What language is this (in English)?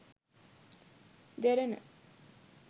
Sinhala